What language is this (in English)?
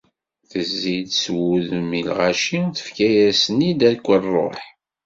Kabyle